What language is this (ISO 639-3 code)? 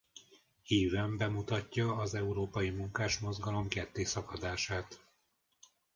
hun